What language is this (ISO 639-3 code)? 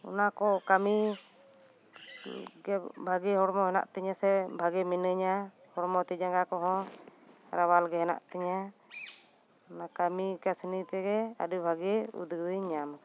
sat